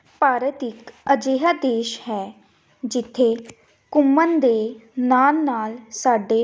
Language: Punjabi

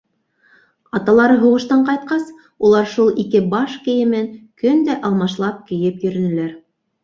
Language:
Bashkir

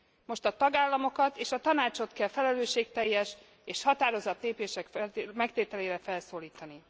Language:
Hungarian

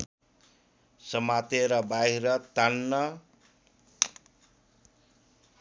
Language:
Nepali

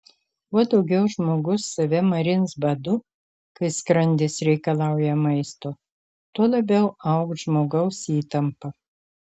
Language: Lithuanian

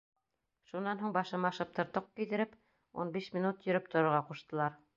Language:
Bashkir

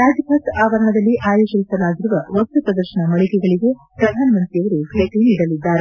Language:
Kannada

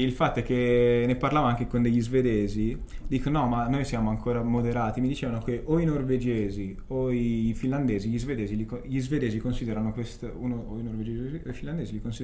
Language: Italian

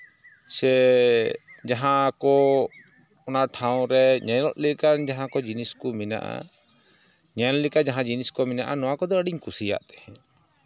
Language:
Santali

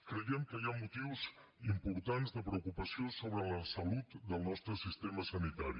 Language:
Catalan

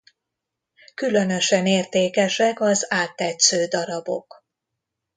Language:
Hungarian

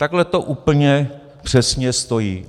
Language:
Czech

